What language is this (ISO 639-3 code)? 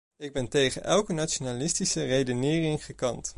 nld